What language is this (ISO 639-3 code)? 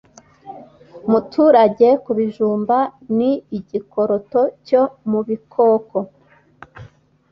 kin